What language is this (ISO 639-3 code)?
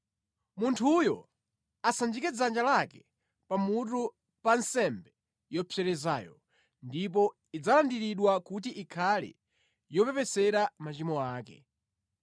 nya